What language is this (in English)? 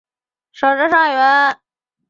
Chinese